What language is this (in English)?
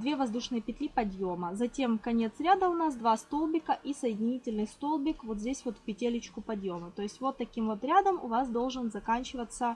Russian